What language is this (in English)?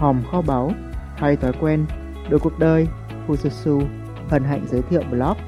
Vietnamese